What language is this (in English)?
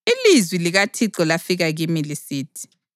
North Ndebele